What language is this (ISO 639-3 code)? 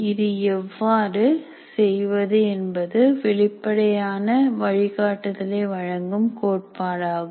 tam